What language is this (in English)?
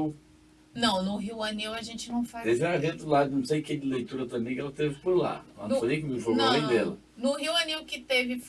Portuguese